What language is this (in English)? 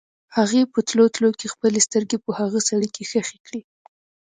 Pashto